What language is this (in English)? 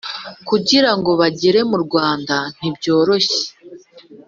Kinyarwanda